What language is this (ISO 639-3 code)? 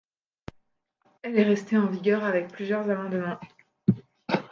fra